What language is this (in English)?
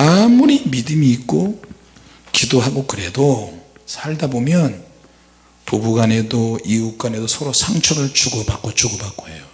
Korean